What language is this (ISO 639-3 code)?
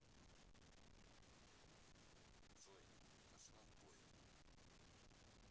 rus